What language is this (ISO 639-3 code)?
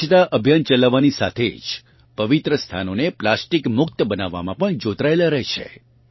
guj